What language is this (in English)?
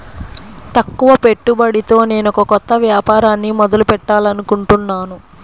Telugu